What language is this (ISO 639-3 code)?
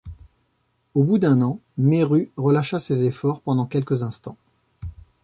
fra